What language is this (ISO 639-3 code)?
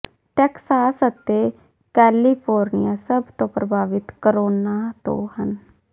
pan